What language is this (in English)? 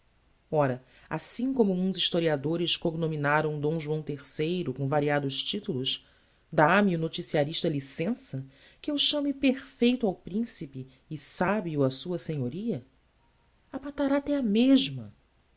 Portuguese